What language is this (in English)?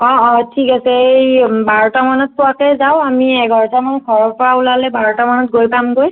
Assamese